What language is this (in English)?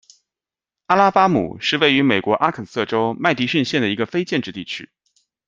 Chinese